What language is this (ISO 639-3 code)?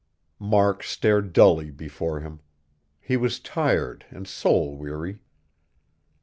eng